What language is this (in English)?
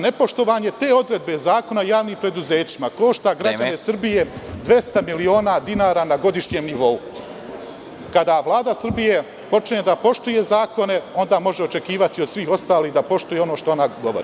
Serbian